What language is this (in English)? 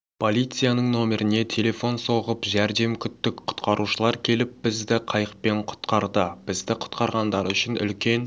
Kazakh